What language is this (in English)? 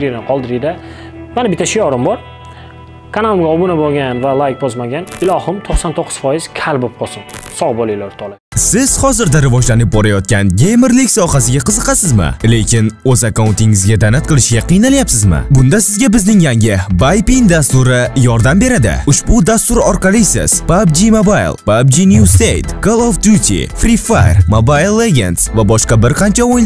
Turkish